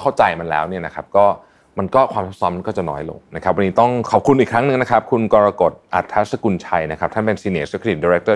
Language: Thai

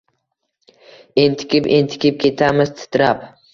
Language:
Uzbek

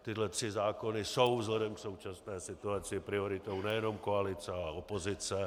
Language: Czech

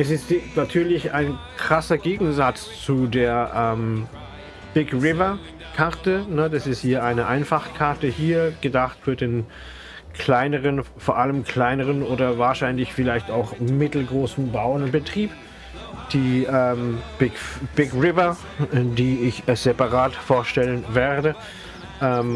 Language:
German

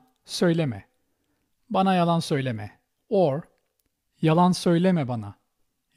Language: Turkish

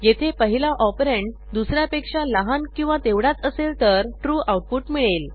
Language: Marathi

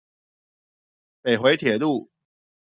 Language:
Chinese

